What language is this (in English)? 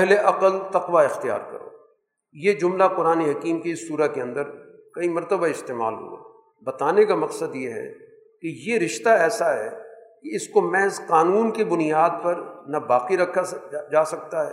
Urdu